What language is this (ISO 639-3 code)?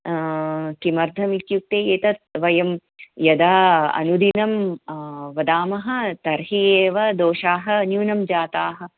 san